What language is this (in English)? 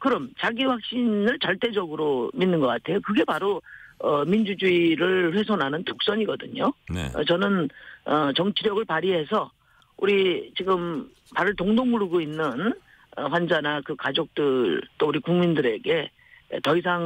Korean